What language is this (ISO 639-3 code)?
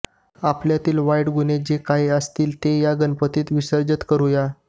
mar